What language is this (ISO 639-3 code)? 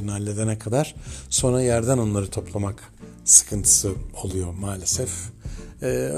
tur